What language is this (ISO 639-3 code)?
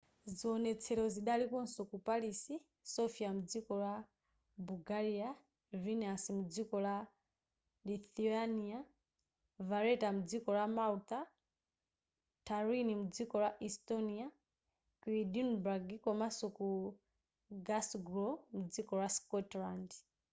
nya